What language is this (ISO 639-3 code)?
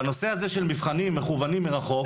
heb